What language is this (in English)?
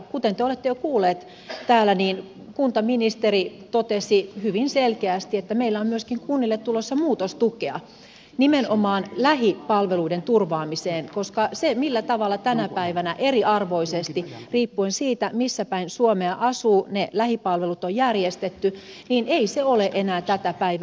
Finnish